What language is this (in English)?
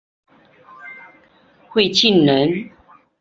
Chinese